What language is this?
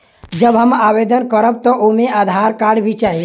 Bhojpuri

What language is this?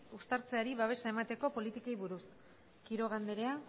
Basque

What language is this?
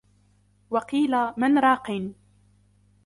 Arabic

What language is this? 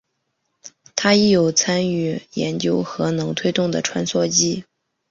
Chinese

